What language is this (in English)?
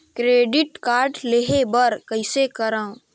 Chhattisgarhi